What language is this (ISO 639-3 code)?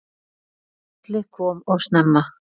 isl